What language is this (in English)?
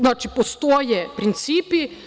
Serbian